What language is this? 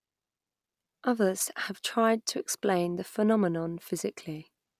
English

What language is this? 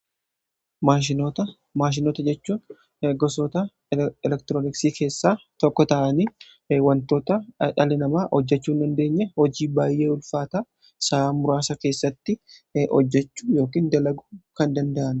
Oromo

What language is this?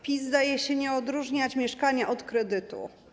Polish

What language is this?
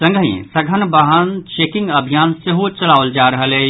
Maithili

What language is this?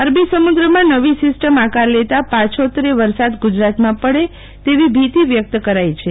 Gujarati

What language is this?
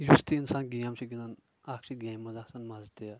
Kashmiri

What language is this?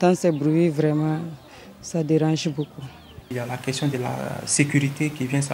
French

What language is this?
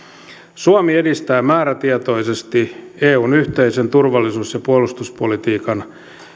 Finnish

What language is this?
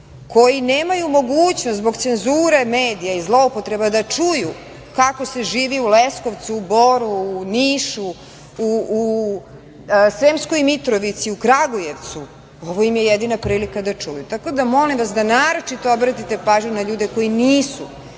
Serbian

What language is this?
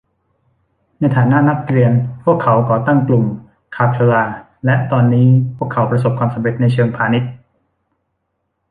Thai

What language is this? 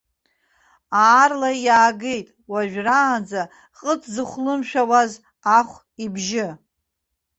Abkhazian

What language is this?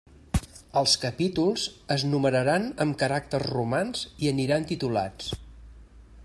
Catalan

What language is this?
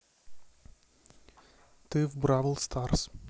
Russian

